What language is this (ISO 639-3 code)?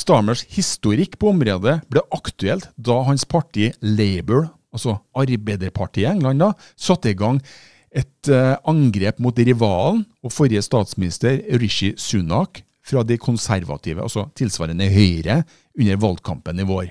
nor